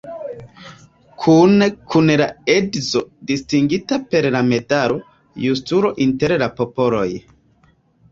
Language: Esperanto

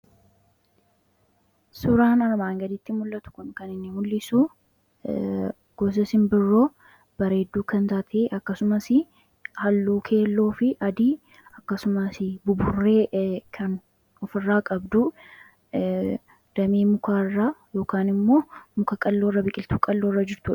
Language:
Oromo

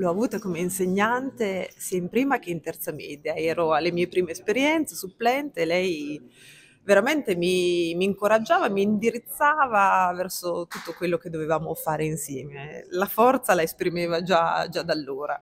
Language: Italian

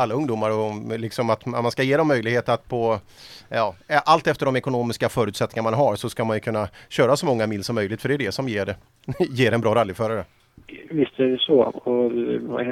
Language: Swedish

